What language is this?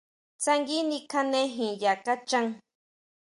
Huautla Mazatec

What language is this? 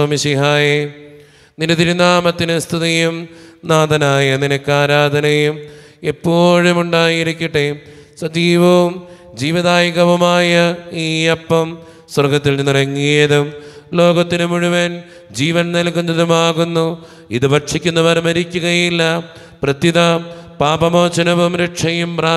Malayalam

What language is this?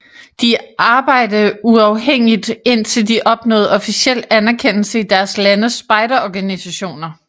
Danish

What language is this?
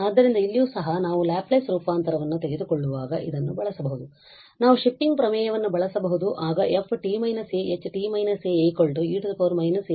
Kannada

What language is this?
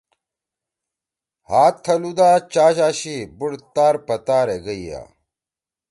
Torwali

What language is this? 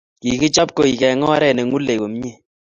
Kalenjin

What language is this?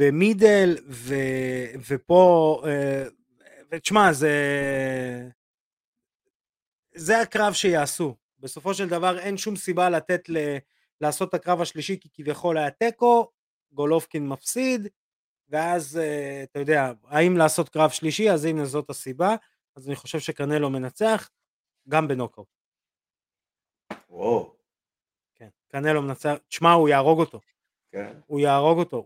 Hebrew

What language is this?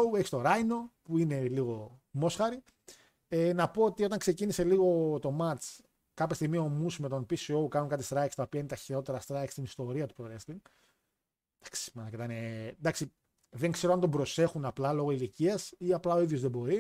Greek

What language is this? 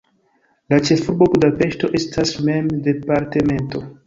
Esperanto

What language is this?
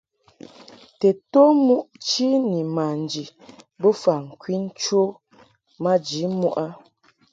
Mungaka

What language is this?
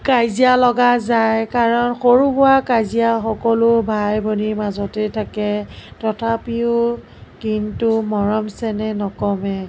Assamese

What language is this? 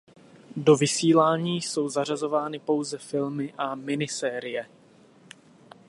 Czech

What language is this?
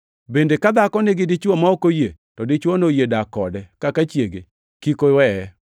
Luo (Kenya and Tanzania)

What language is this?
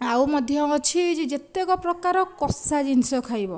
Odia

